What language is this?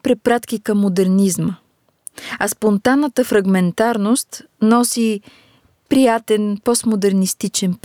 Bulgarian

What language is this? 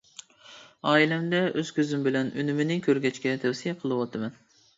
Uyghur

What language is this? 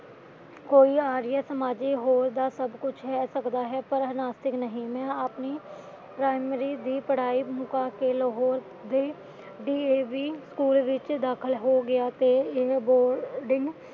Punjabi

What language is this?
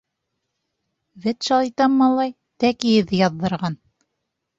Bashkir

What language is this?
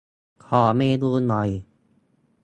Thai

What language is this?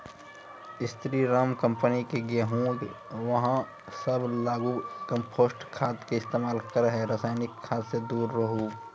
Maithili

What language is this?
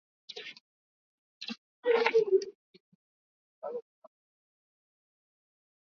Swahili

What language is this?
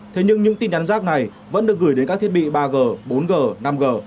Vietnamese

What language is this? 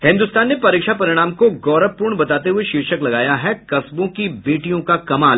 Hindi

